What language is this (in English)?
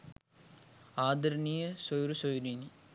Sinhala